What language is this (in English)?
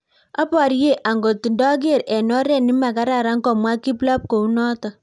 Kalenjin